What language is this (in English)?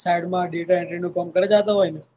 Gujarati